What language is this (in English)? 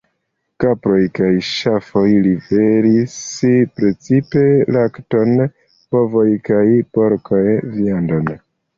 Esperanto